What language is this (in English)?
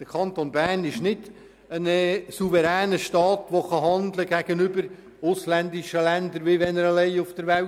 Swiss German